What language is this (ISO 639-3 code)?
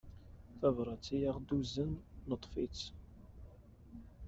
kab